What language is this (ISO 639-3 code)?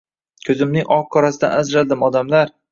uzb